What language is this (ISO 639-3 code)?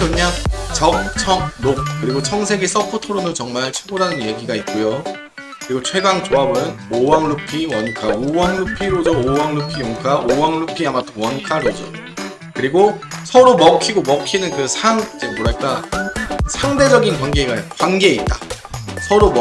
kor